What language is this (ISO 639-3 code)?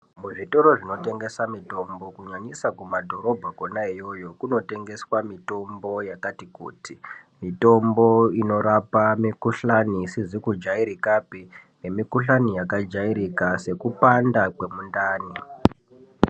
ndc